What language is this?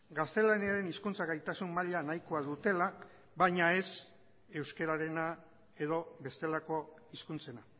Basque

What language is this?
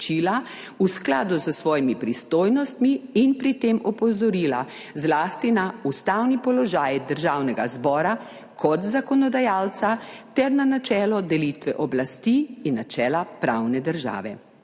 Slovenian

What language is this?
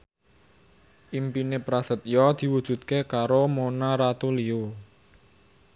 Javanese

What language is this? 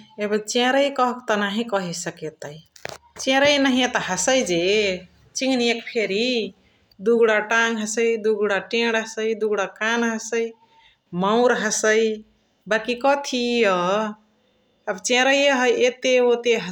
Chitwania Tharu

